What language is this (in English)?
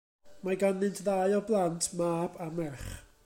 Welsh